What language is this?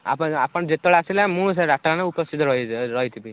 Odia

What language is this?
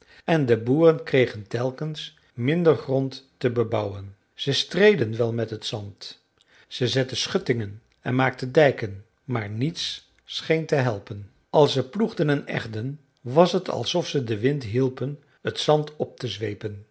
Dutch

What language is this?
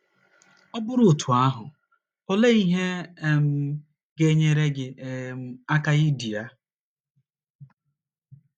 Igbo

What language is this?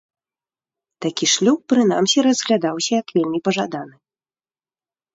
Belarusian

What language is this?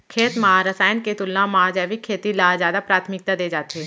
Chhattisgarhi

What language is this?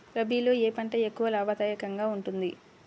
Telugu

